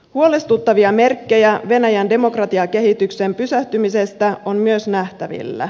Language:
Finnish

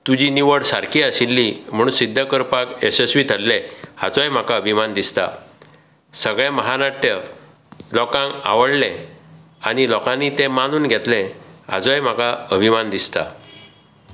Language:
Konkani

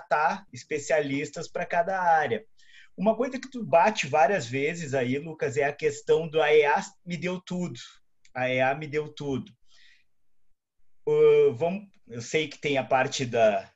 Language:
Portuguese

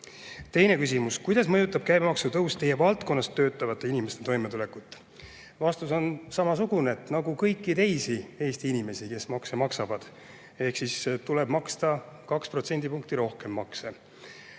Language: Estonian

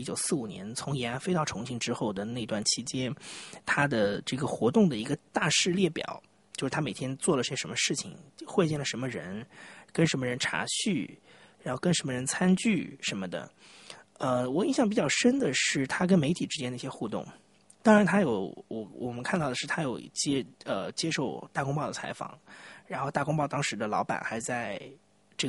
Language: Chinese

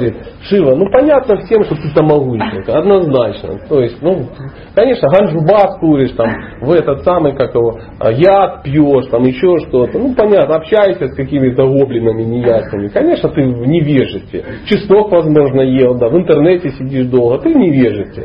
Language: Russian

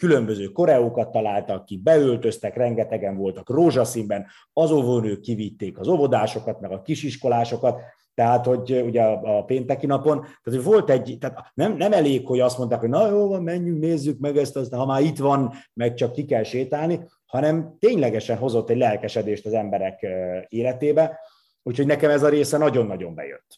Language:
Hungarian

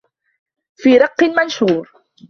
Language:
Arabic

